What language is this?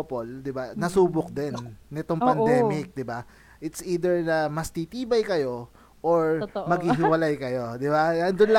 Filipino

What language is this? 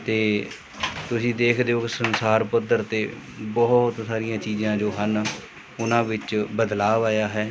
Punjabi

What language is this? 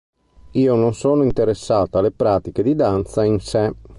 Italian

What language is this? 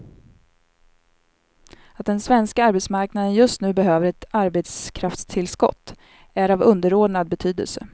Swedish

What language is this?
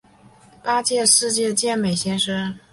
Chinese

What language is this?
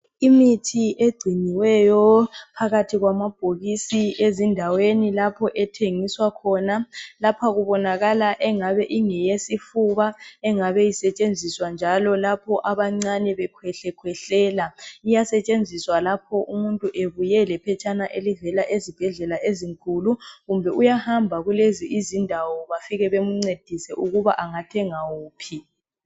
North Ndebele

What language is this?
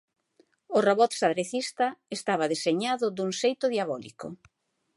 Galician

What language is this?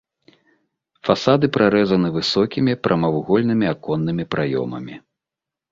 Belarusian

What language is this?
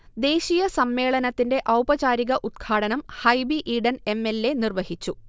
Malayalam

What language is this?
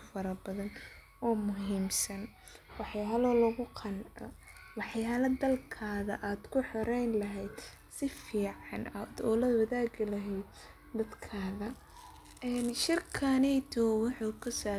Somali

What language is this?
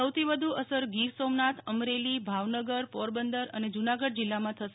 Gujarati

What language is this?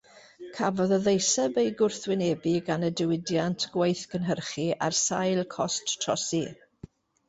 Welsh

